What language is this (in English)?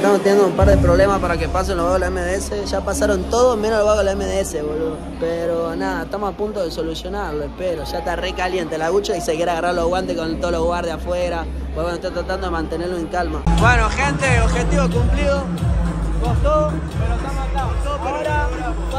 Spanish